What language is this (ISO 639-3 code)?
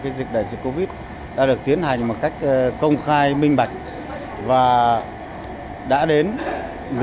vie